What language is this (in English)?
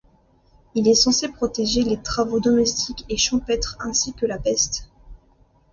French